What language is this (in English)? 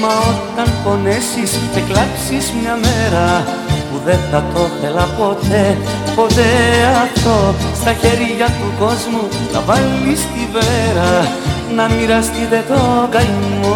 Greek